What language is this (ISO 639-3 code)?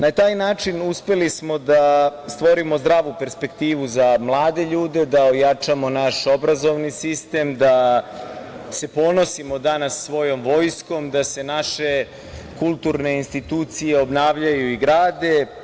srp